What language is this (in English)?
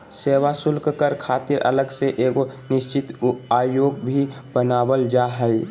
Magahi